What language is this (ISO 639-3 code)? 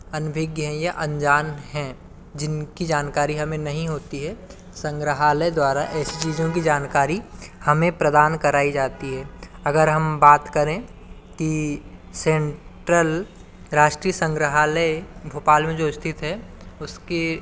hin